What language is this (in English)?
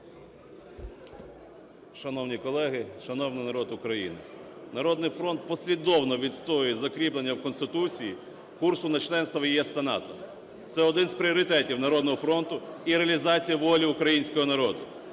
Ukrainian